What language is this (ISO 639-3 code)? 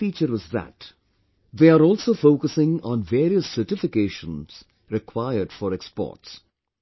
eng